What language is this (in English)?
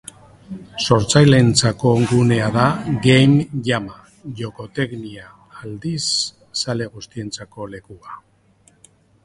Basque